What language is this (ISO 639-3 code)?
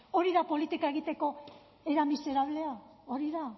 eus